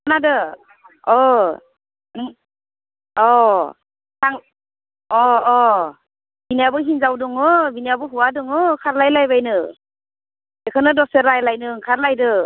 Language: Bodo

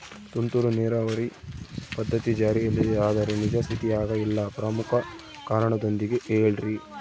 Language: Kannada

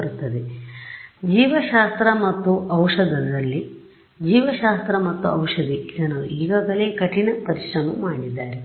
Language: Kannada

